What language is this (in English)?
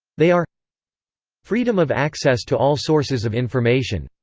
English